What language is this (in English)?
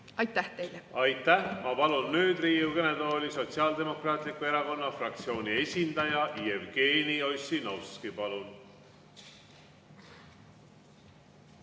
Estonian